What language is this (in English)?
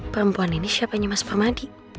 Indonesian